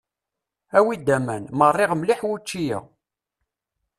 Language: Kabyle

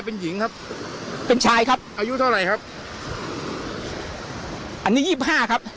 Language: Thai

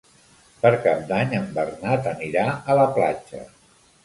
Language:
Catalan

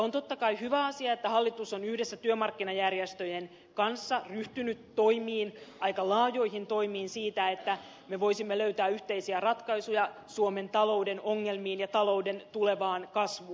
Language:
Finnish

